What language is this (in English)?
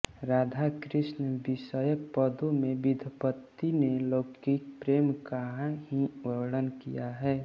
Hindi